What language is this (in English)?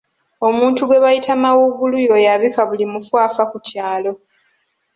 Ganda